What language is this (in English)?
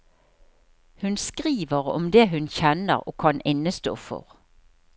Norwegian